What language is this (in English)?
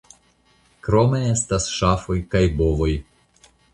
Esperanto